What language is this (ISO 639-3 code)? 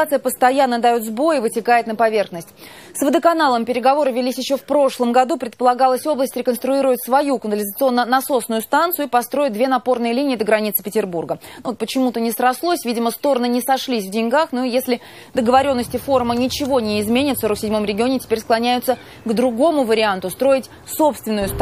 rus